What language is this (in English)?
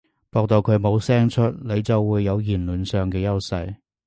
Cantonese